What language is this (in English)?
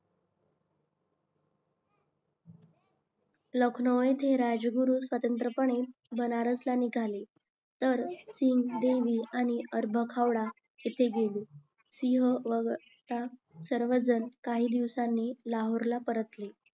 Marathi